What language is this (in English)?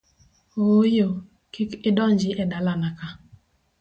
Luo (Kenya and Tanzania)